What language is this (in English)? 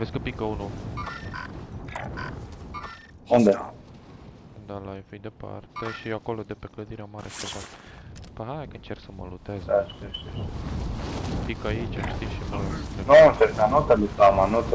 Romanian